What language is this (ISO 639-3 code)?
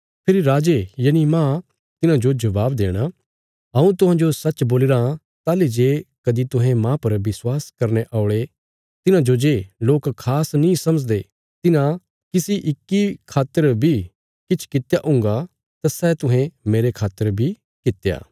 kfs